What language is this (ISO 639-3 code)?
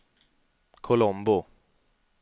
swe